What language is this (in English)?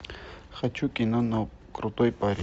Russian